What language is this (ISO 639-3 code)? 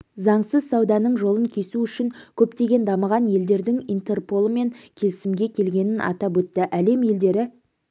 kaz